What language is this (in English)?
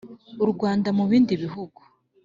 Kinyarwanda